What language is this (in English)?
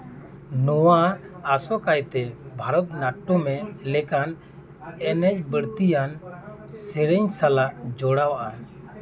Santali